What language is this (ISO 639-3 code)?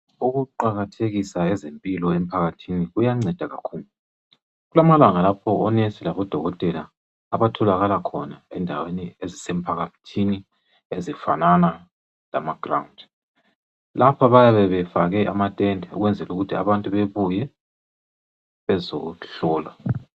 nde